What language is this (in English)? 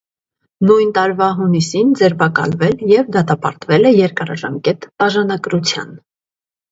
Armenian